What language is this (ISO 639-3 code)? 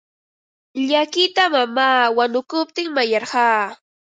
qva